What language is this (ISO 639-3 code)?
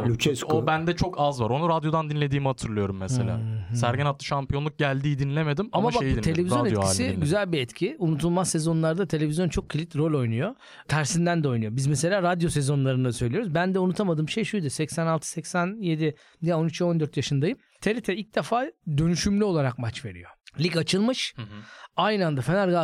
tur